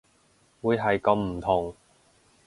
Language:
Cantonese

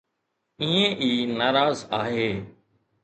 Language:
Sindhi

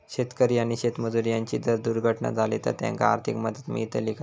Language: Marathi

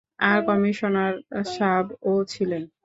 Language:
Bangla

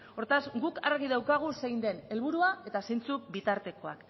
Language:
Basque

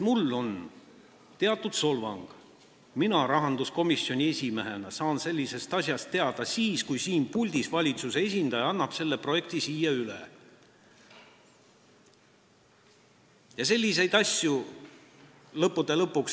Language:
Estonian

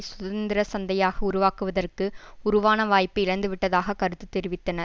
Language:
Tamil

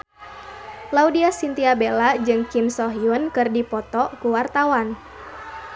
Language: Sundanese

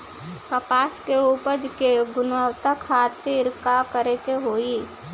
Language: Bhojpuri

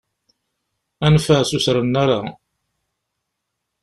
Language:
Kabyle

